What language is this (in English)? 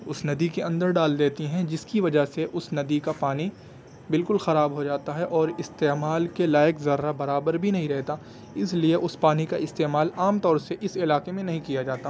Urdu